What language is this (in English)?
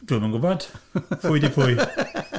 Welsh